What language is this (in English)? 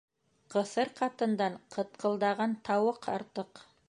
Bashkir